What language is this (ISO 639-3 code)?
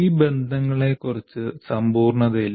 mal